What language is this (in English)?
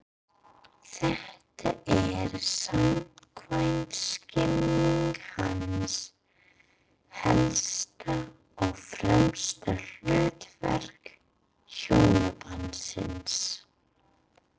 Icelandic